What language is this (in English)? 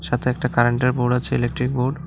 Bangla